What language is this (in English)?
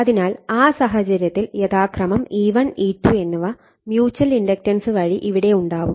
Malayalam